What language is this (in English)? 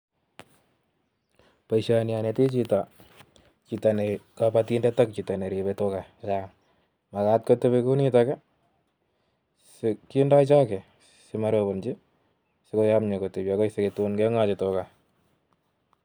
Kalenjin